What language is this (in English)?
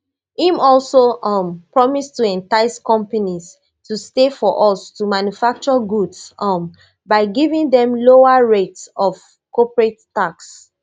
Nigerian Pidgin